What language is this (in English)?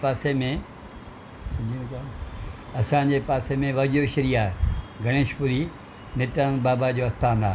Sindhi